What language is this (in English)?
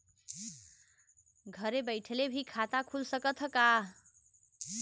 Bhojpuri